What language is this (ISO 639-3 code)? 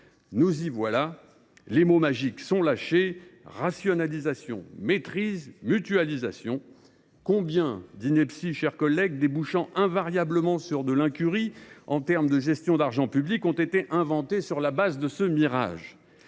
fra